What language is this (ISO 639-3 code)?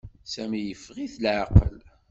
kab